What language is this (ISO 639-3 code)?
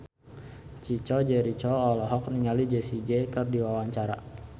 sun